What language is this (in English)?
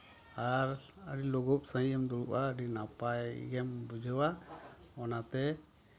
Santali